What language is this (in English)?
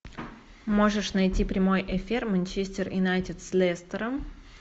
Russian